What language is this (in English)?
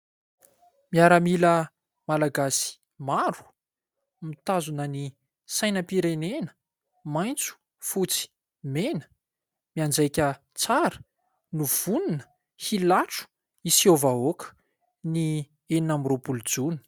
Malagasy